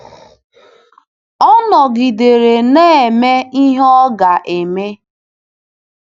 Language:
Igbo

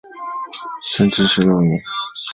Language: Chinese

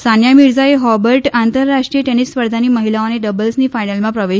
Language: Gujarati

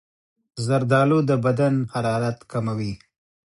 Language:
Pashto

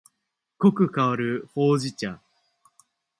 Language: Japanese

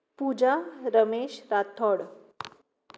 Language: Konkani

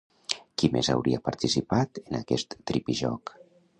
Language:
Catalan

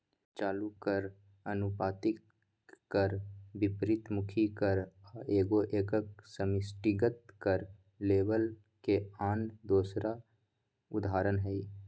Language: Magahi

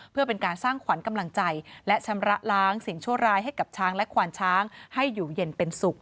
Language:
Thai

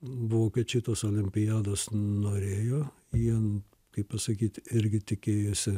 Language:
Lithuanian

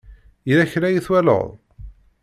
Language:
Kabyle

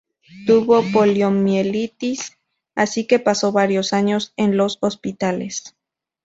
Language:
Spanish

